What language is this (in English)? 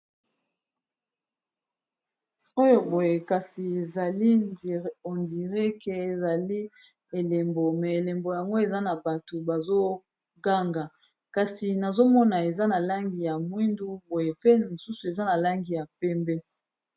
Lingala